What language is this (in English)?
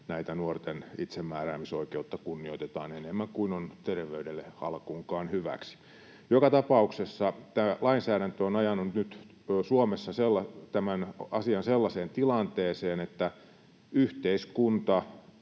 Finnish